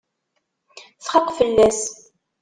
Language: Kabyle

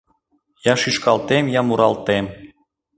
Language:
Mari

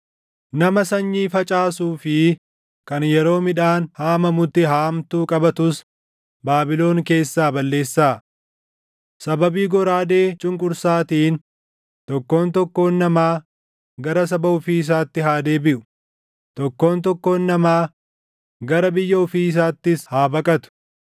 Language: Oromo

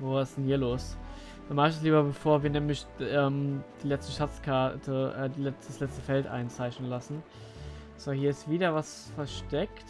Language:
German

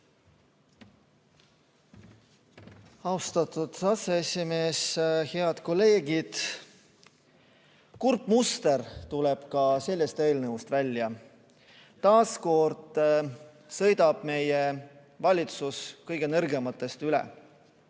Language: Estonian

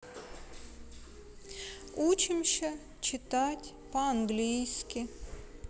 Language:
Russian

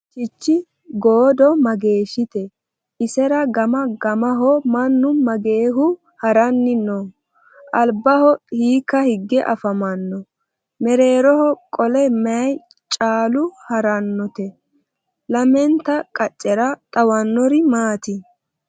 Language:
Sidamo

